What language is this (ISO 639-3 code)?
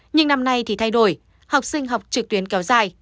vie